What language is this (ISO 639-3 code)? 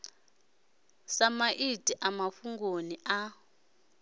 ven